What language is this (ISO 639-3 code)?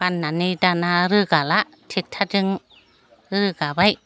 brx